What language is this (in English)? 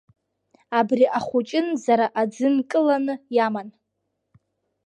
Abkhazian